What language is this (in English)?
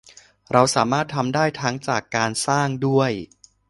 Thai